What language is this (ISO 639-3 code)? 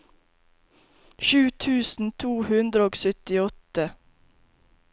nor